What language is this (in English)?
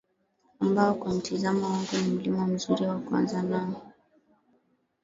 Swahili